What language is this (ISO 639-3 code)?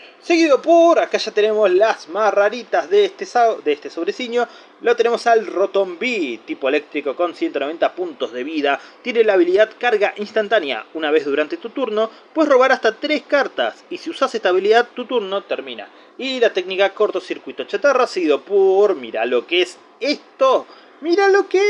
spa